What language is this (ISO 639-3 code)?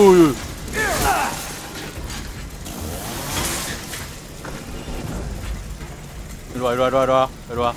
kor